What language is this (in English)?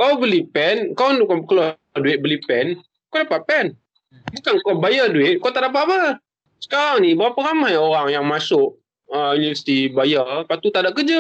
Malay